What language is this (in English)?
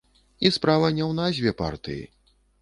Belarusian